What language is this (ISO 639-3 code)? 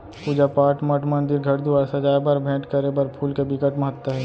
hne